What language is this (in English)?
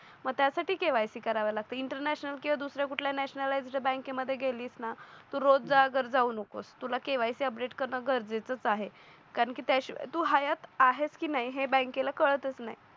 Marathi